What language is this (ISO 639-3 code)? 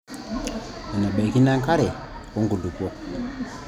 mas